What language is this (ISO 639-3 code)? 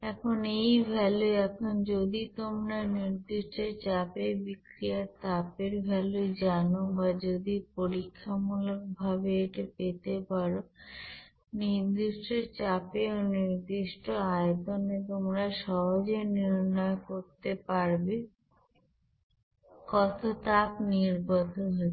ben